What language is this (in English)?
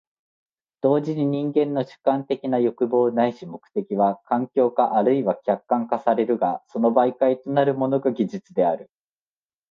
Japanese